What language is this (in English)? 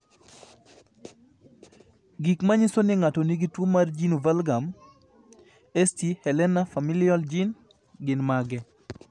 Luo (Kenya and Tanzania)